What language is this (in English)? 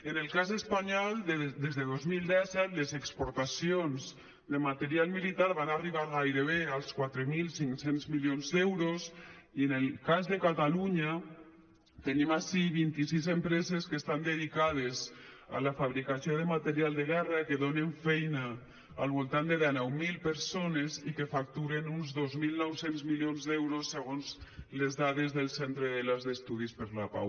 Catalan